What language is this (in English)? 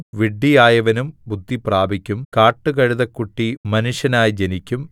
Malayalam